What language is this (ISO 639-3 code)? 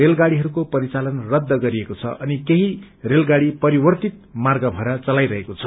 nep